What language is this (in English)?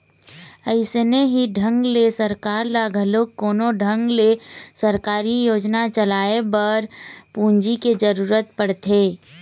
Chhattisgarhi